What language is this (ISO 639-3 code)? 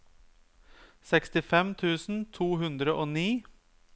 nor